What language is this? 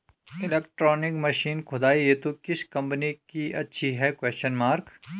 Hindi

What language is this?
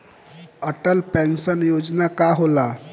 Bhojpuri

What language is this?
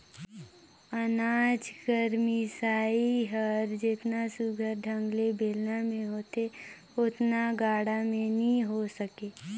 Chhattisgarhi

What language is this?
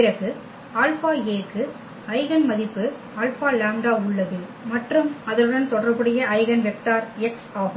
Tamil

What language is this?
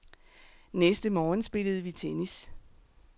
Danish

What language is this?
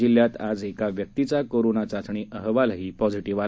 Marathi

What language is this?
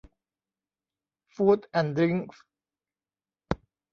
Thai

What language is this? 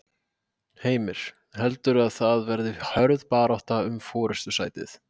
Icelandic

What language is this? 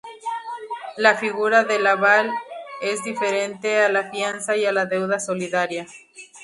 Spanish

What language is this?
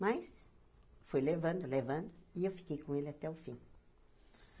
Portuguese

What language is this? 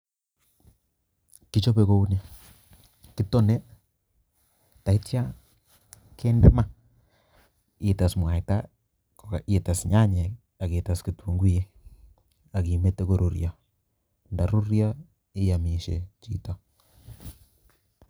Kalenjin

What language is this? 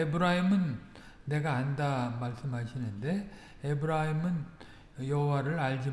Korean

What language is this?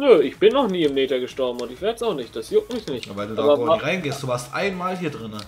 German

